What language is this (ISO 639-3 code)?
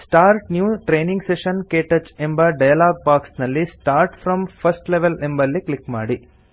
kan